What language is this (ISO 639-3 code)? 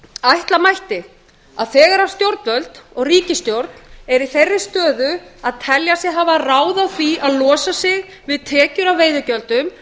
isl